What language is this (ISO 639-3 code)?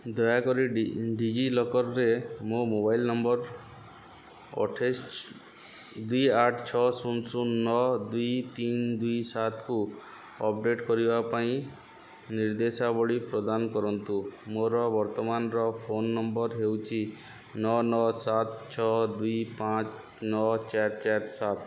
ori